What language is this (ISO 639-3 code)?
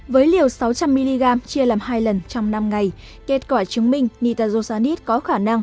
vie